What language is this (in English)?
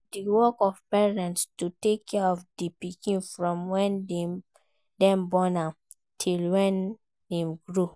Nigerian Pidgin